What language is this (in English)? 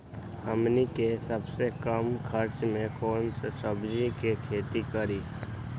Magahi